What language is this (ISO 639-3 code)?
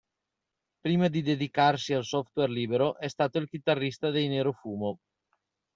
ita